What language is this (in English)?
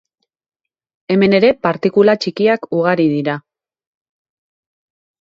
Basque